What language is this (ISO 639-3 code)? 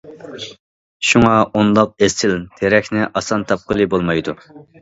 uig